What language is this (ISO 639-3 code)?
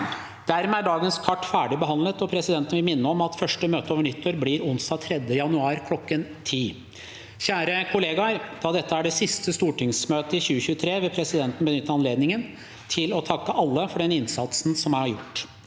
nor